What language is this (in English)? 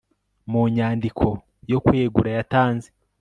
Kinyarwanda